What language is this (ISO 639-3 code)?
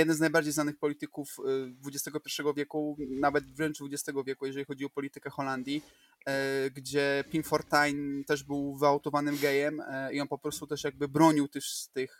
pol